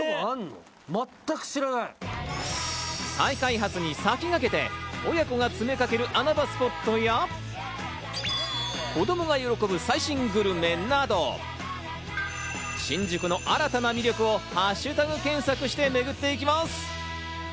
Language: Japanese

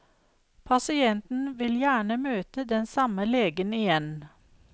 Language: Norwegian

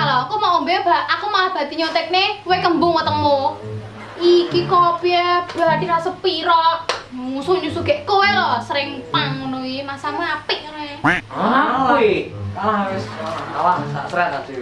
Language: Indonesian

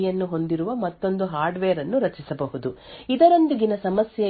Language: Kannada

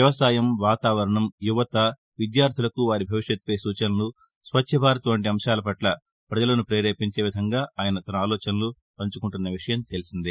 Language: Telugu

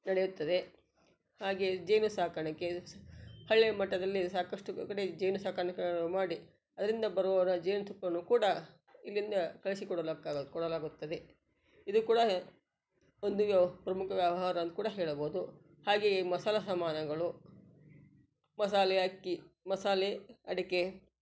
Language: Kannada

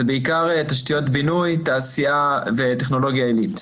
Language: Hebrew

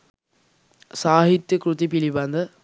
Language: Sinhala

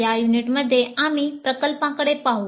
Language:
Marathi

